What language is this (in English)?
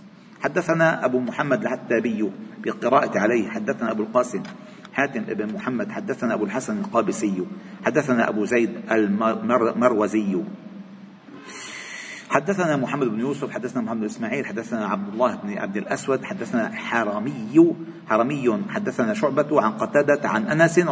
Arabic